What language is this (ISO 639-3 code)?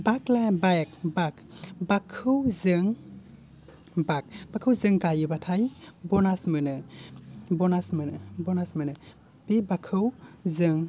brx